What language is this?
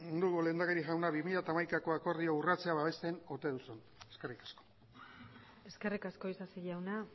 Basque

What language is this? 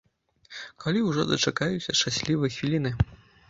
Belarusian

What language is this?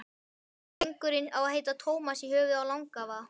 Icelandic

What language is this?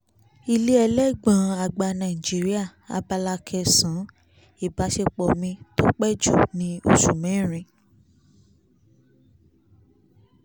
Yoruba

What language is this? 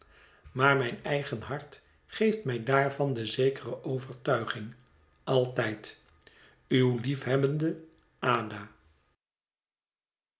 Dutch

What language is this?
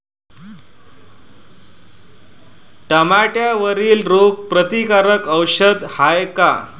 Marathi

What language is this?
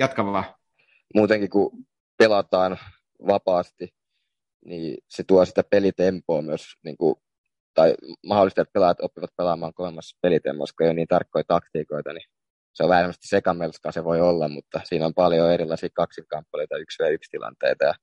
Finnish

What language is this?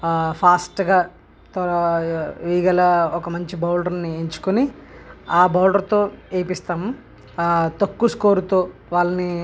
Telugu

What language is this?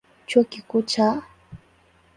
Swahili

